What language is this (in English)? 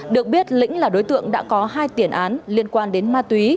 Vietnamese